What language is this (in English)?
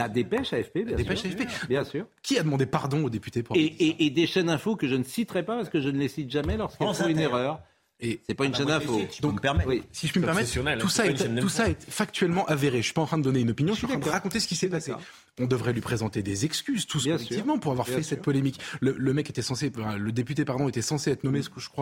French